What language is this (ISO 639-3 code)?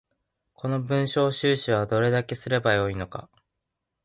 jpn